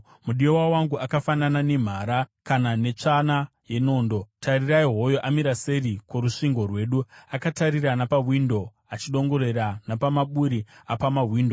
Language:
Shona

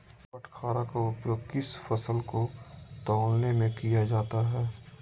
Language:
Magahi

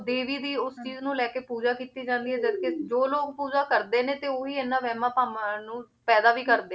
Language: Punjabi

